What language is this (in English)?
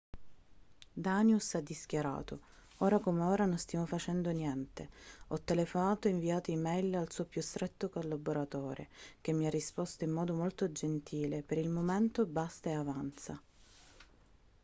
Italian